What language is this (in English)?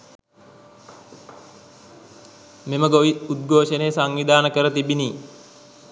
Sinhala